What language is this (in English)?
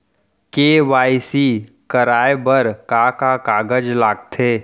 Chhattisgarhi